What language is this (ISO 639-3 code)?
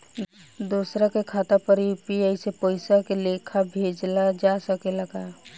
bho